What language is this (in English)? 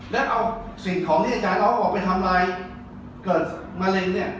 Thai